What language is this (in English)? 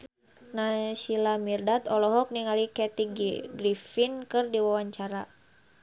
Sundanese